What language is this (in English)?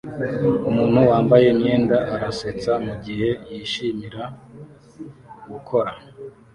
Kinyarwanda